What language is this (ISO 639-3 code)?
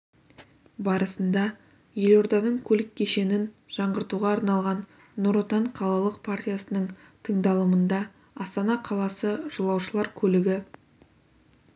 kaz